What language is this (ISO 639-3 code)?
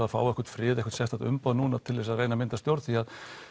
isl